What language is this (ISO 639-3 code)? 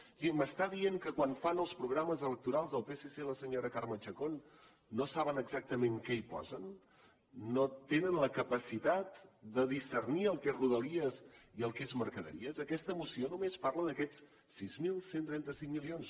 cat